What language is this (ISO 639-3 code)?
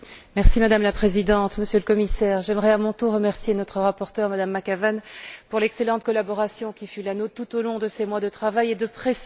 fra